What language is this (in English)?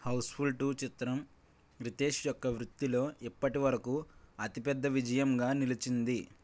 Telugu